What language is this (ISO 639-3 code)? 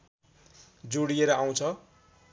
nep